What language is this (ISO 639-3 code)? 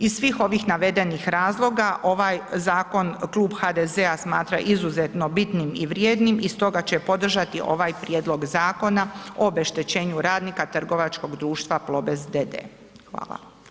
hrv